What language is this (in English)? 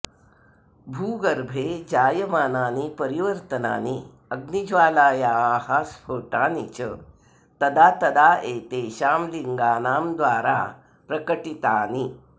Sanskrit